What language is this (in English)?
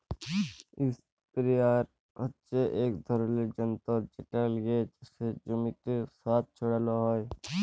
Bangla